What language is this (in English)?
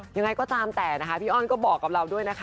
Thai